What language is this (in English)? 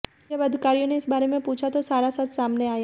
Hindi